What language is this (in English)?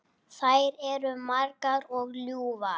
Icelandic